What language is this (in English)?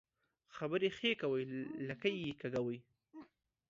Pashto